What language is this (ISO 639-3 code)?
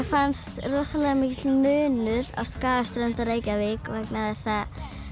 isl